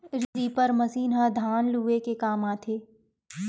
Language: Chhattisgarhi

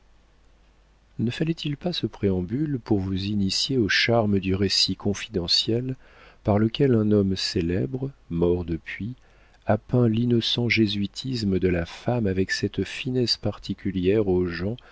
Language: French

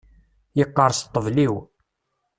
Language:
Kabyle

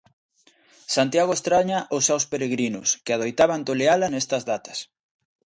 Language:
Galician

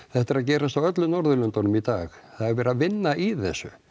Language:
Icelandic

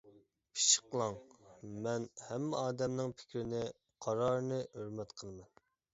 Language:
Uyghur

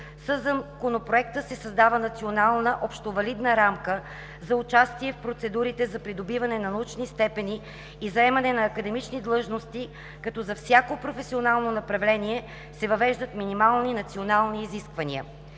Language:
Bulgarian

